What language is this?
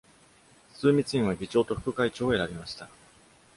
Japanese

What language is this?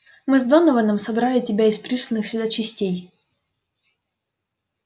Russian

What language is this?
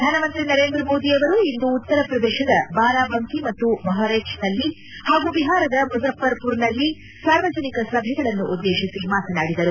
Kannada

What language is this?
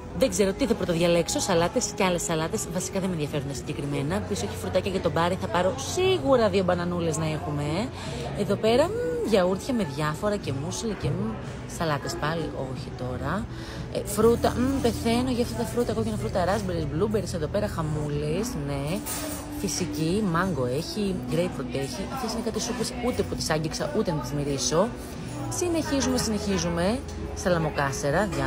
Greek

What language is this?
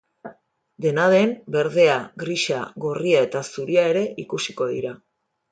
Basque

